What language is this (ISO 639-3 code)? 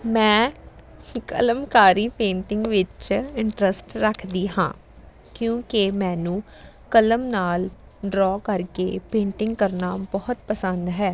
pan